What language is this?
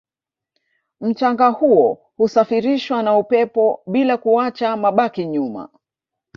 Swahili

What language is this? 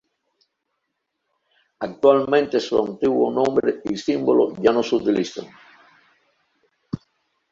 Spanish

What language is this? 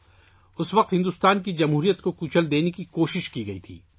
Urdu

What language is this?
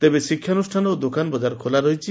Odia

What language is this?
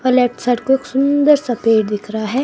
Hindi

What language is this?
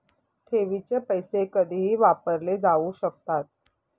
Marathi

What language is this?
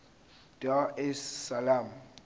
Zulu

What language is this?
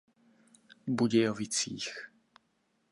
Czech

